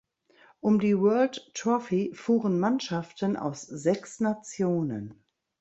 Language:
German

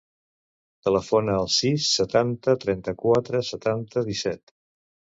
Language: Catalan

